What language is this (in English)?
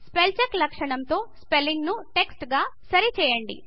Telugu